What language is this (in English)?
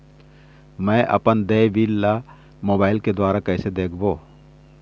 Chhattisgarhi